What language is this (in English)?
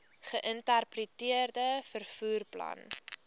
Afrikaans